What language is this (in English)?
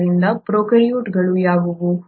Kannada